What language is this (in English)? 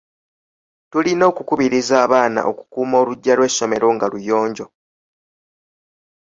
Ganda